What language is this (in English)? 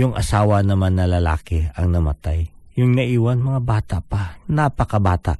Filipino